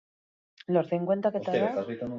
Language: Basque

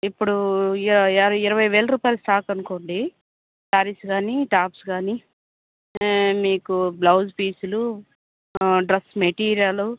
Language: Telugu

